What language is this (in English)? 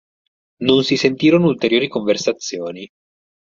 Italian